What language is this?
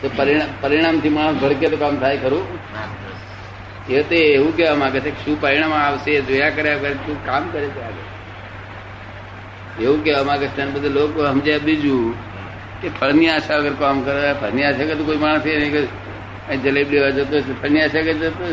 Gujarati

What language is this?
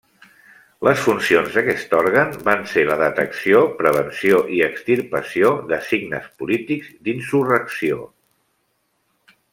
Catalan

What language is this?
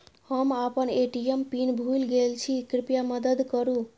Maithili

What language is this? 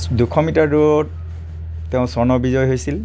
Assamese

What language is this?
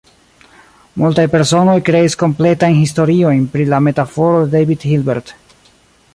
Esperanto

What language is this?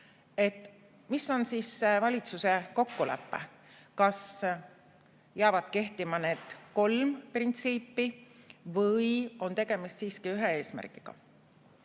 Estonian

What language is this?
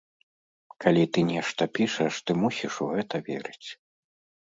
Belarusian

